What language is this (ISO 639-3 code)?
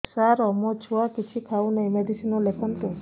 ori